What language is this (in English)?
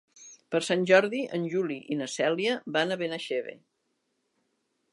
Catalan